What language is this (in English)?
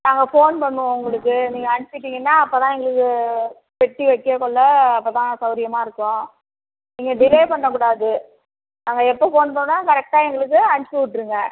Tamil